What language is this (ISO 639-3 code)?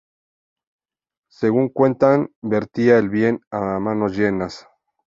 spa